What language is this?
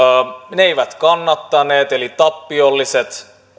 Finnish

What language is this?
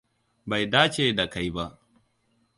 Hausa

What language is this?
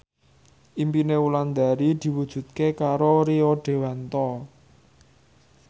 Javanese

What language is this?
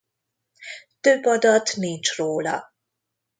Hungarian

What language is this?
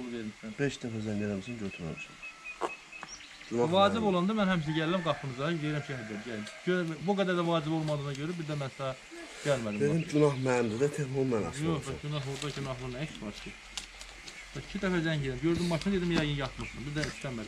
Turkish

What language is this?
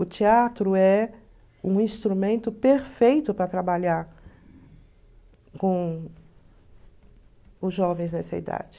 Portuguese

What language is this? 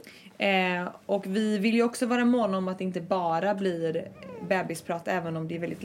Swedish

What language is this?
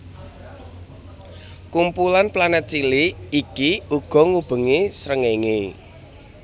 Javanese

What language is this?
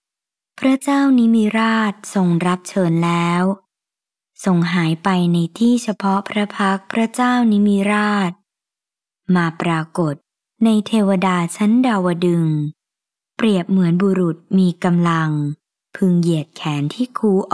Thai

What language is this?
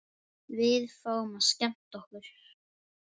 Icelandic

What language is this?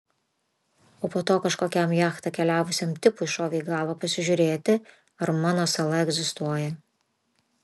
Lithuanian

